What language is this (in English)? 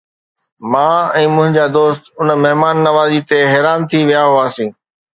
Sindhi